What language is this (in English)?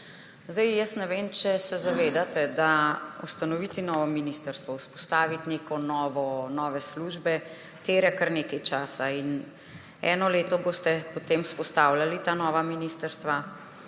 Slovenian